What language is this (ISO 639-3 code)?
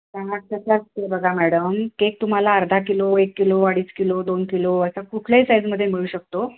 mar